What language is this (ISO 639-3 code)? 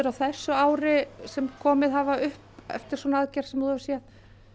isl